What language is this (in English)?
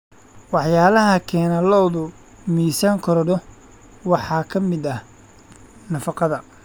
Somali